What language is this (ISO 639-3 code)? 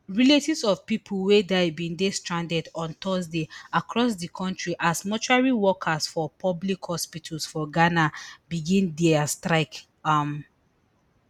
pcm